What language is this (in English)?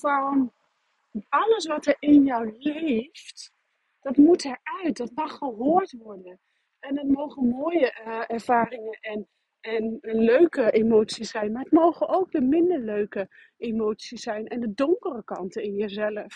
Dutch